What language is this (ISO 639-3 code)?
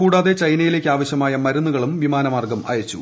mal